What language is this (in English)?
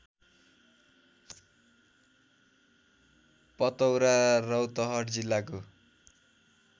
Nepali